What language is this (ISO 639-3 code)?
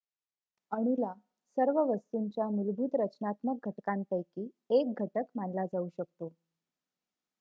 mar